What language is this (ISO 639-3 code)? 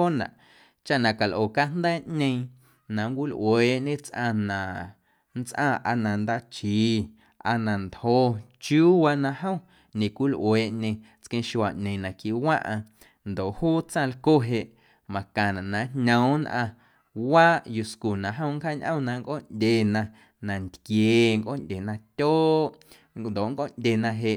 amu